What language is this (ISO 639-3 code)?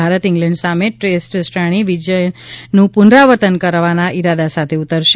guj